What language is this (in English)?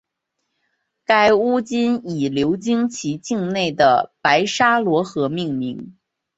Chinese